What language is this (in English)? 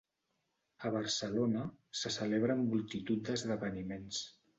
Catalan